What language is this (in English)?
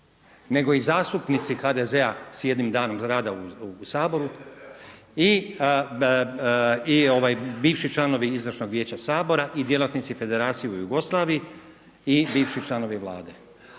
Croatian